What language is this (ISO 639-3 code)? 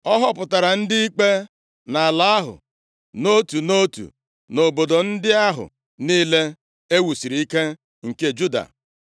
ibo